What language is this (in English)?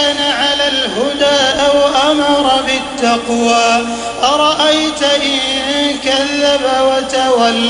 Arabic